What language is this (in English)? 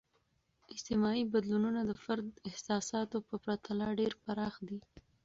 Pashto